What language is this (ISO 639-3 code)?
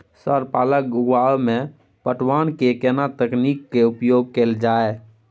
mai